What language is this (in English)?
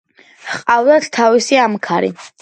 Georgian